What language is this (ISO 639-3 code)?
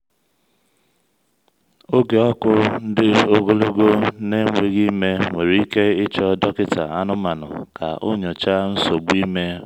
ibo